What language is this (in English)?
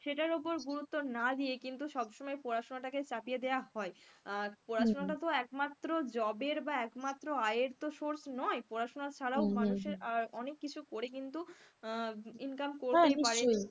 Bangla